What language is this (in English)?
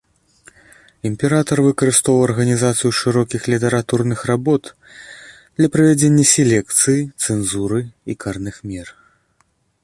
Belarusian